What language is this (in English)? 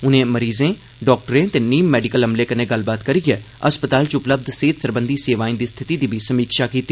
Dogri